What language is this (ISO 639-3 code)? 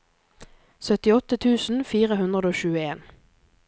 nor